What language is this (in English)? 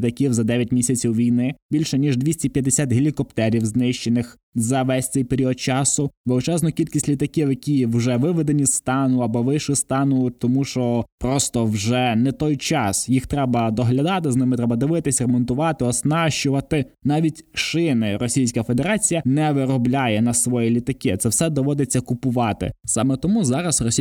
Ukrainian